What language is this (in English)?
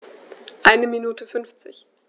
German